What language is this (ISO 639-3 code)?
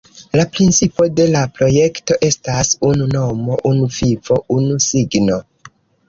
epo